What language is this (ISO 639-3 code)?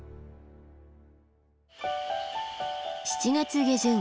jpn